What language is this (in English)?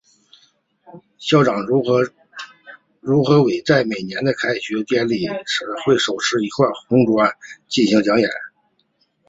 Chinese